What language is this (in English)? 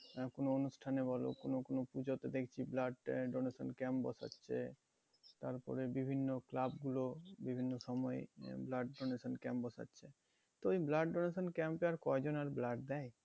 Bangla